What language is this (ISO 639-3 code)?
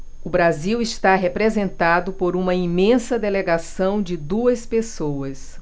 por